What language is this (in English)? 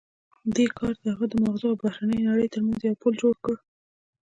Pashto